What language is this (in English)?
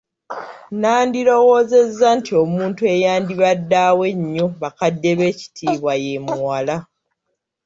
Ganda